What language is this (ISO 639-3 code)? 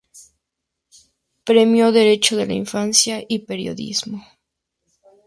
spa